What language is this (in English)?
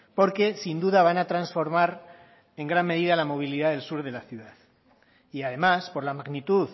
Spanish